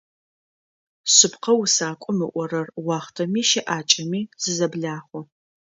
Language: Adyghe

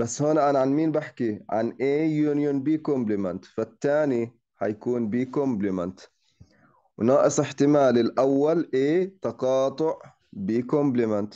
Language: Arabic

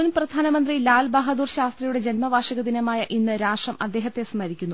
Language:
Malayalam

